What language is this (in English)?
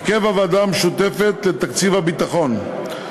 Hebrew